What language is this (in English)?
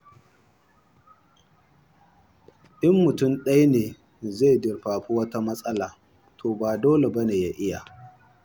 Hausa